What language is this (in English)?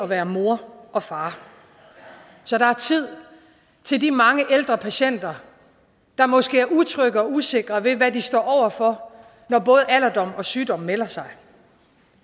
Danish